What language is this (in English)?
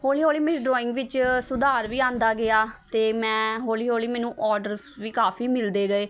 Punjabi